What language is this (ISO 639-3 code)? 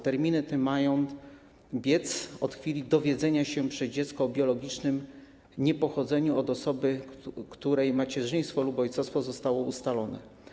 pol